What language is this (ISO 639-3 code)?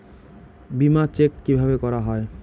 ben